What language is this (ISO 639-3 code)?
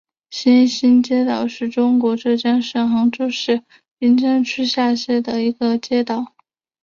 zho